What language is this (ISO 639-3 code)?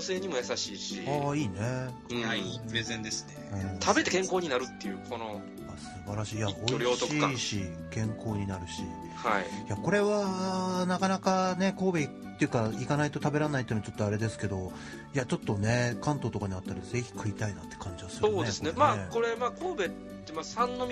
jpn